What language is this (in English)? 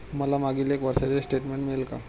Marathi